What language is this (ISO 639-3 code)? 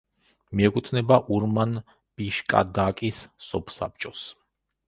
kat